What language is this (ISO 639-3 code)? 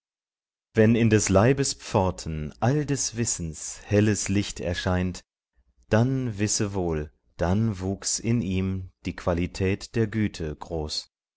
deu